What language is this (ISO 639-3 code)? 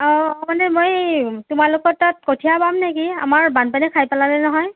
asm